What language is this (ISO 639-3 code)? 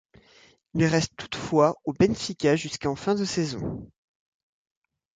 fra